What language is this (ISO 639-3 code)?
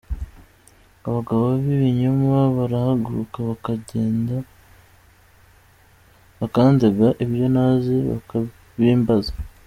kin